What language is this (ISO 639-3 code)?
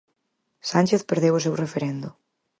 glg